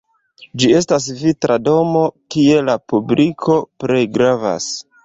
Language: Esperanto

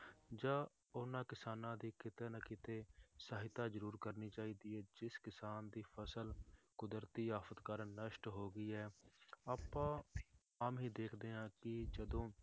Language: Punjabi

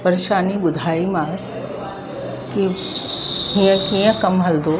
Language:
Sindhi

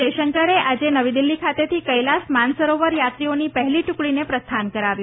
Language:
Gujarati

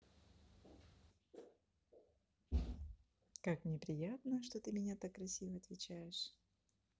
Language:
Russian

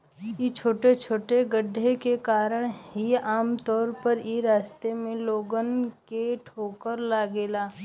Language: Bhojpuri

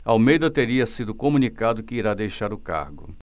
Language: Portuguese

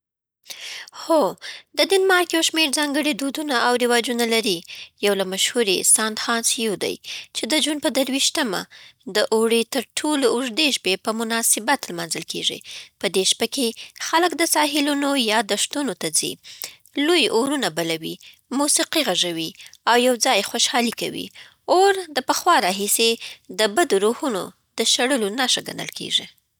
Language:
Southern Pashto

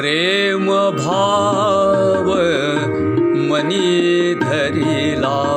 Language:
Marathi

